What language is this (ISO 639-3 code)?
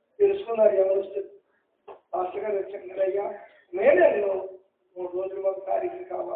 ara